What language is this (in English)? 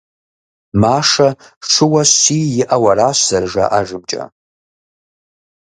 Kabardian